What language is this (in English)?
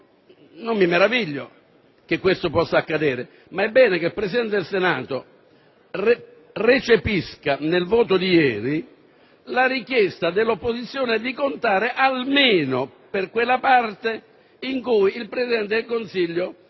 Italian